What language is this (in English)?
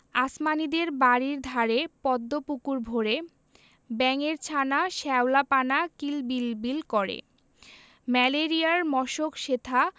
Bangla